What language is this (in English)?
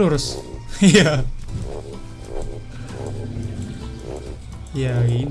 Indonesian